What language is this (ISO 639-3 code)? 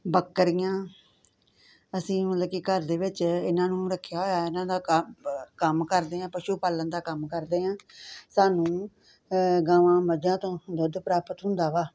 pan